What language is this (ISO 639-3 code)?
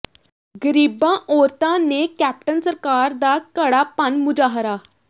pan